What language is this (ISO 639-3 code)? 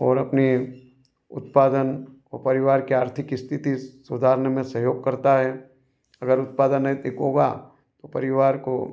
hin